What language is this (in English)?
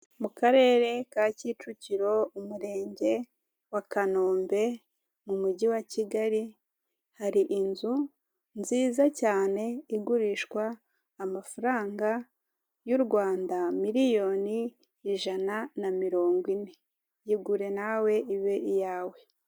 Kinyarwanda